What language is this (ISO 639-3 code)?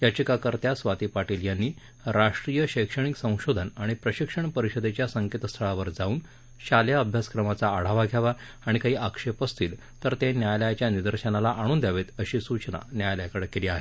mar